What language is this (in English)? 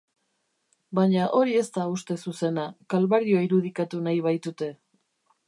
Basque